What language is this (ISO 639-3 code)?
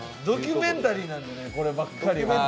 jpn